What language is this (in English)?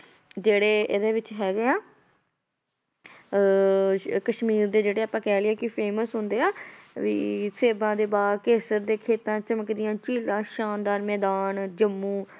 Punjabi